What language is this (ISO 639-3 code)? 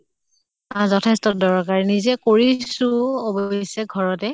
asm